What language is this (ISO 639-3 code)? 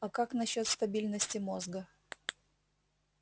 rus